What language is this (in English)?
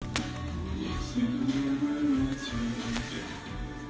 Russian